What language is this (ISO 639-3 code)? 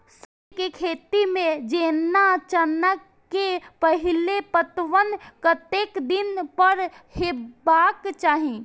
mai